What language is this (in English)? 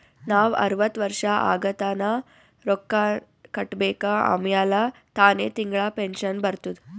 Kannada